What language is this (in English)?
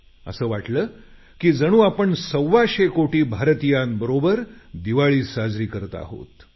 Marathi